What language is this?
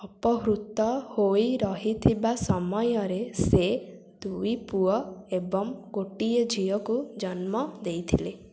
Odia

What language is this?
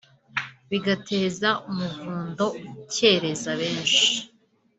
Kinyarwanda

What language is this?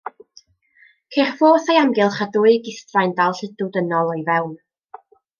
Welsh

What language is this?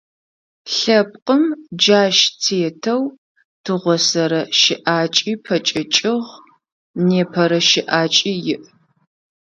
Adyghe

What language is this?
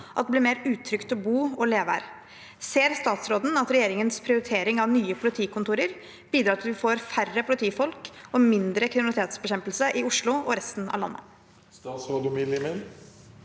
Norwegian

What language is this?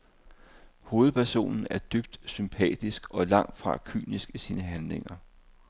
Danish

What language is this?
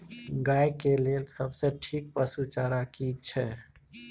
Maithili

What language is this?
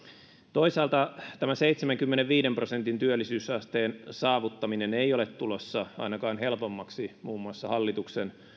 Finnish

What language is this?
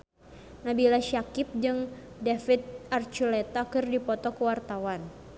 Sundanese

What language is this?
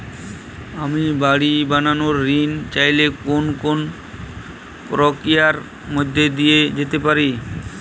Bangla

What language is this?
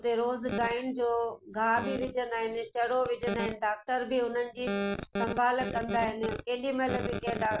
Sindhi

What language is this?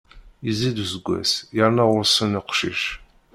Kabyle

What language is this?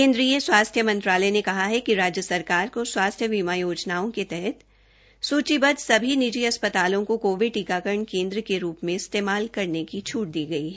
Hindi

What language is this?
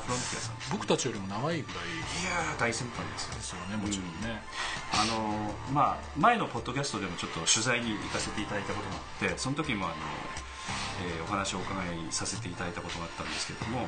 Japanese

